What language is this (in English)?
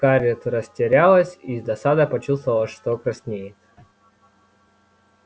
Russian